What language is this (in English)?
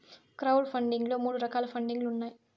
Telugu